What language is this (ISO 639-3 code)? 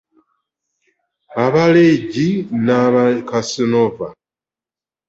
lug